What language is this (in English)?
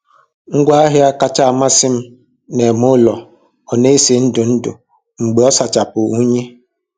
Igbo